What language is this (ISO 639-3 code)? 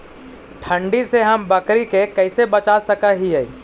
mag